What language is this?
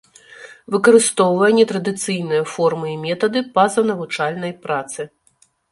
Belarusian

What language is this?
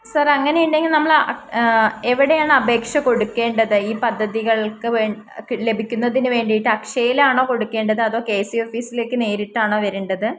Malayalam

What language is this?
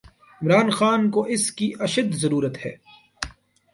Urdu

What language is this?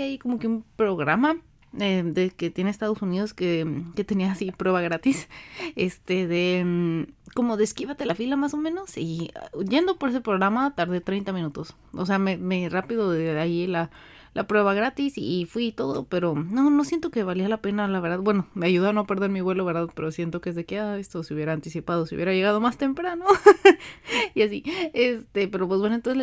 Spanish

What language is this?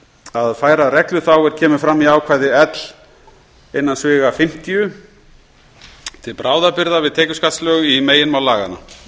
Icelandic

